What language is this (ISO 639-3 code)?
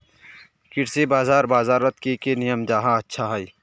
mag